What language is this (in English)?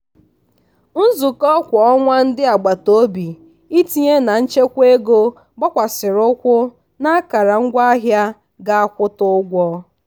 Igbo